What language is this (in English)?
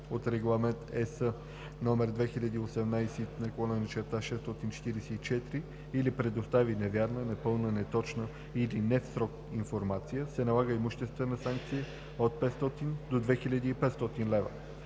Bulgarian